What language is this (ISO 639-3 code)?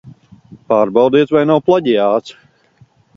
lav